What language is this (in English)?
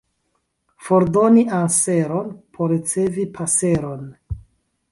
Esperanto